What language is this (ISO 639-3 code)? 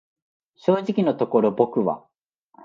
jpn